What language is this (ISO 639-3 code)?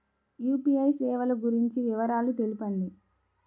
tel